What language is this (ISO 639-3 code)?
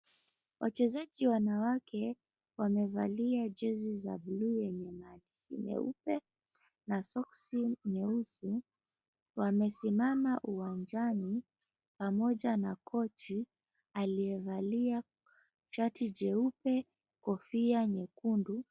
swa